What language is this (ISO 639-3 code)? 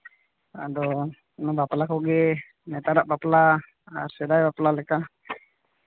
sat